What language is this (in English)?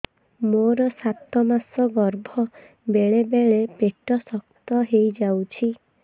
Odia